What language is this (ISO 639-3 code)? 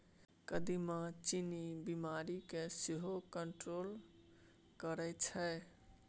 mai